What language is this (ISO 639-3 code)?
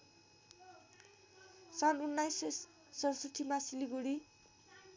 nep